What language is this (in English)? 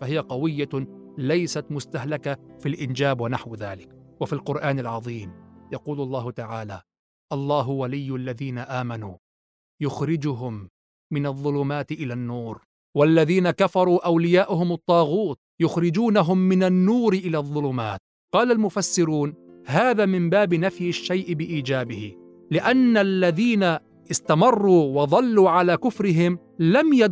Arabic